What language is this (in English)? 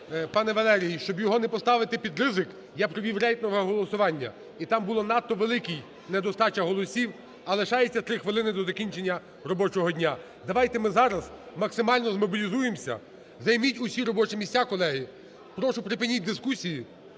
Ukrainian